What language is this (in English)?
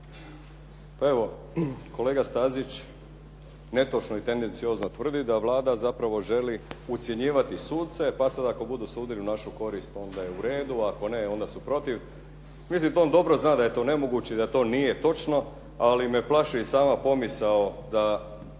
Croatian